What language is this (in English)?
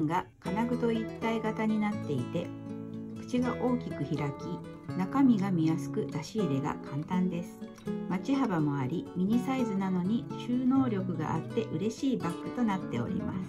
Japanese